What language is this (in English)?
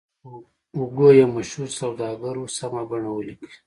Pashto